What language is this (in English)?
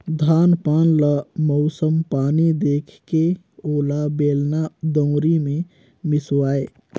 Chhattisgarhi